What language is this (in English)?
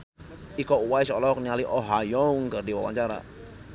Sundanese